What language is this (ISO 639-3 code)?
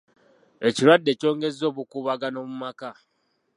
lug